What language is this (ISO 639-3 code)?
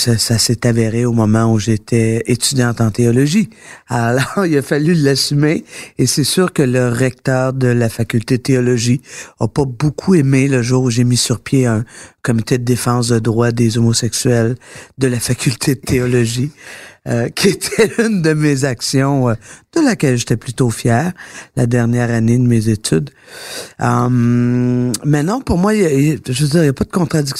fra